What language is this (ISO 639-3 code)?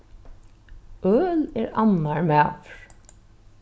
fao